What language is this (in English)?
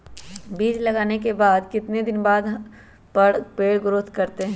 Magahi